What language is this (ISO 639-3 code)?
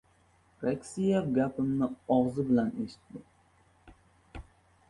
uzb